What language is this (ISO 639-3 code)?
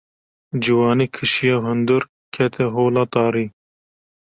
kur